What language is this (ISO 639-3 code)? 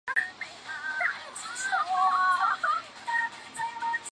zho